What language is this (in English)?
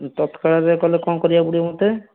Odia